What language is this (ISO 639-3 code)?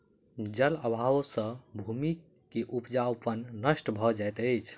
mai